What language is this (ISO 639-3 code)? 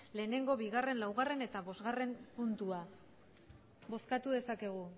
eus